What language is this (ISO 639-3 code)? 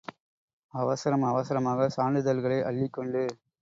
tam